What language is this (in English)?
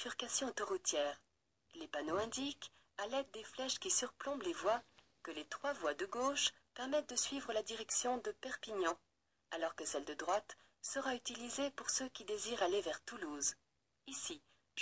French